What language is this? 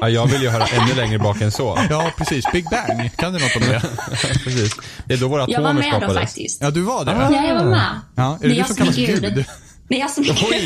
Swedish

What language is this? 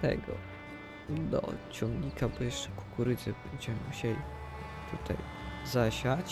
Polish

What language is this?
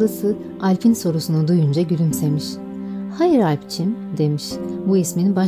Turkish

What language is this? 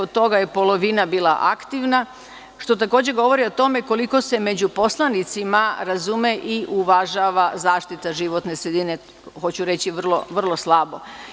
Serbian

